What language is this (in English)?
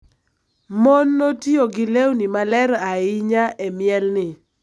Luo (Kenya and Tanzania)